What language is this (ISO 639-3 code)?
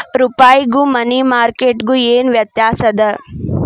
kan